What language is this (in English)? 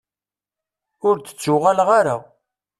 Kabyle